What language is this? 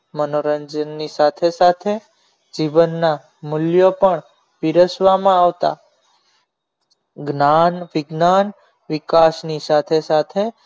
Gujarati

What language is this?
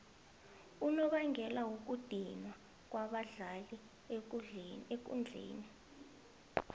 South Ndebele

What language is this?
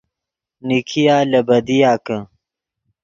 Yidgha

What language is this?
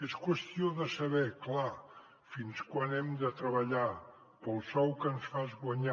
Catalan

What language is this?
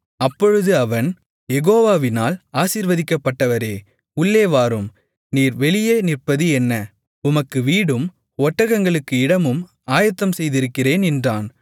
Tamil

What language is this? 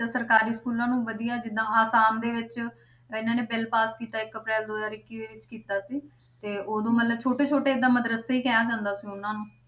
Punjabi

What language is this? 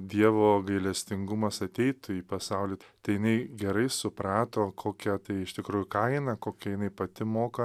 Lithuanian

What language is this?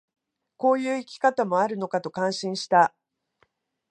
Japanese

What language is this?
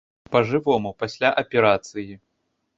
Belarusian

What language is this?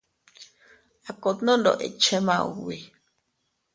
Teutila Cuicatec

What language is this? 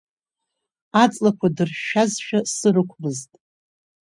Abkhazian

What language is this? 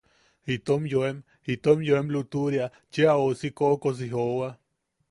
Yaqui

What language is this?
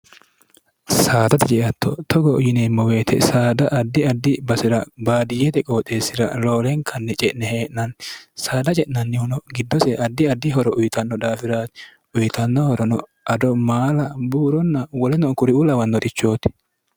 Sidamo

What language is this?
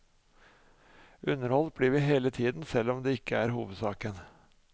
Norwegian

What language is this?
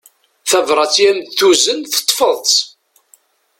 Kabyle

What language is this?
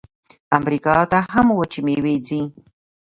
Pashto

